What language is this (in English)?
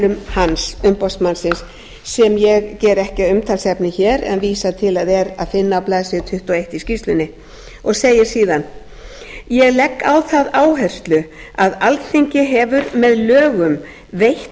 Icelandic